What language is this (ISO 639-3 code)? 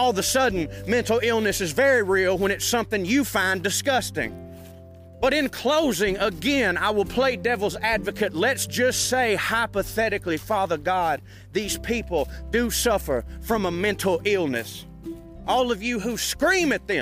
eng